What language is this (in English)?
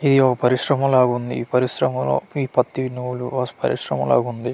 Telugu